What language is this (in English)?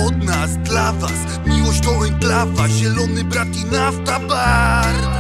Polish